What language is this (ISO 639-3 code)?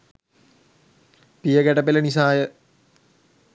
sin